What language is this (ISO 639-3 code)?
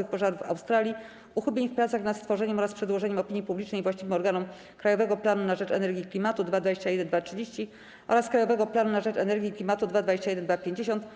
pol